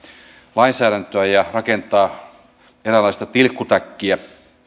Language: Finnish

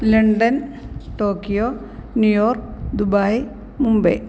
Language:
Malayalam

